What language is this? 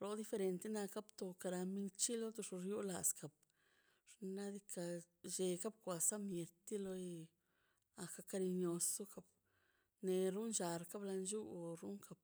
Mazaltepec Zapotec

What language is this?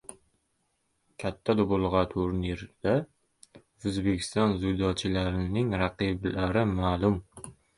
Uzbek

